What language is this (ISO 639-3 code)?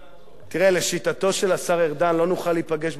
heb